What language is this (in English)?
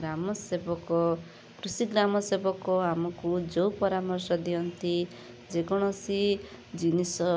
Odia